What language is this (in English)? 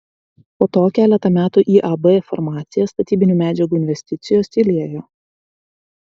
Lithuanian